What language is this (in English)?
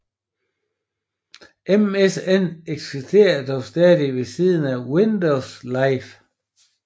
Danish